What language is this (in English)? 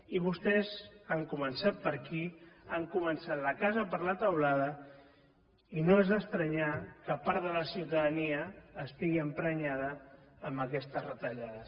Catalan